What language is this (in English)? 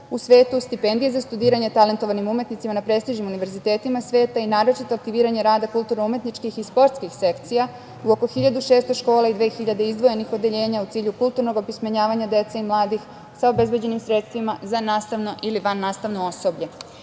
Serbian